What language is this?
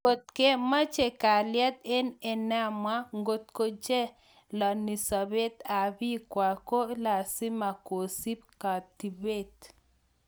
Kalenjin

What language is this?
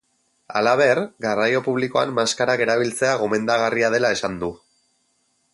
Basque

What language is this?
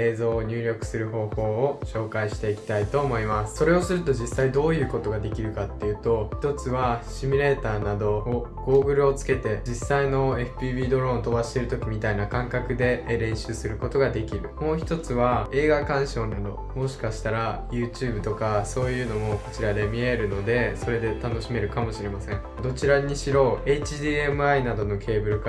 Japanese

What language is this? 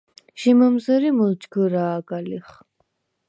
Svan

